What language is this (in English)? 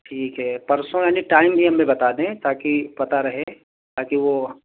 Urdu